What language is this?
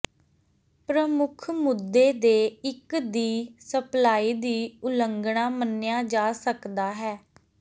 Punjabi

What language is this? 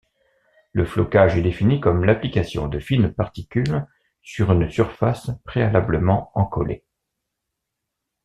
French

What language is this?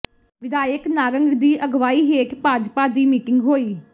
Punjabi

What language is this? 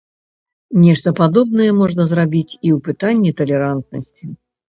Belarusian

